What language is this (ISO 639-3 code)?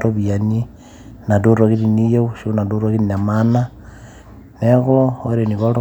mas